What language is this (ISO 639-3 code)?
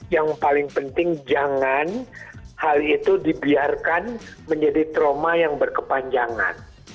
ind